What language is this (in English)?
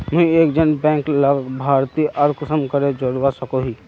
Magahi